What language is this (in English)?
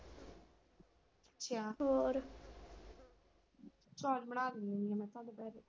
Punjabi